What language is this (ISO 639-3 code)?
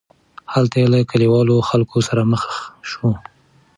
pus